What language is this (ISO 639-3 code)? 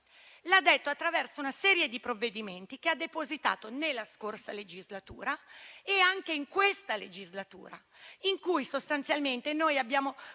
ita